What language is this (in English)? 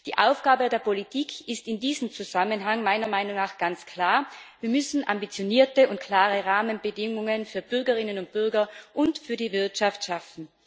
German